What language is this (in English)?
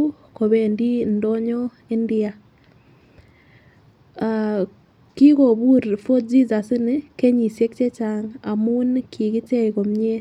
Kalenjin